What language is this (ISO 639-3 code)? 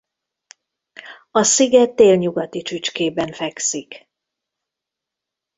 hun